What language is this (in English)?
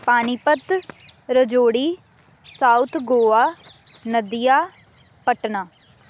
Punjabi